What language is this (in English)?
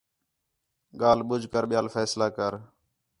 Khetrani